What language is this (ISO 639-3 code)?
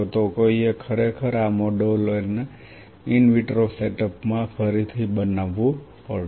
guj